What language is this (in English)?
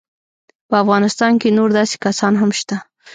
Pashto